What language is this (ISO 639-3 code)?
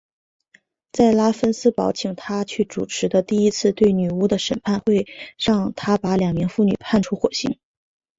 zho